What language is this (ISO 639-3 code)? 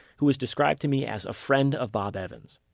eng